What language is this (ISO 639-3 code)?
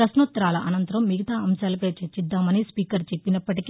tel